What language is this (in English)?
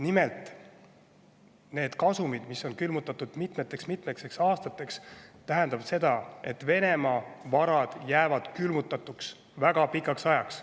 Estonian